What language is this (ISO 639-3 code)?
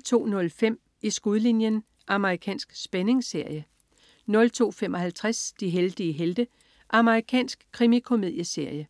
dan